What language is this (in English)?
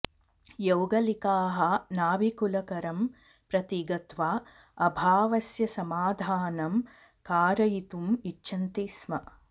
Sanskrit